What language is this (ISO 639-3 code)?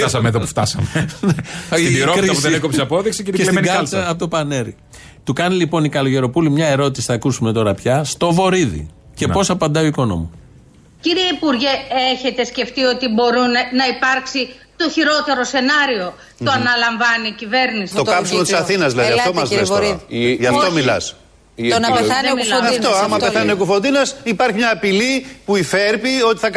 ell